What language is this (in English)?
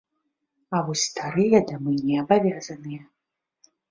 Belarusian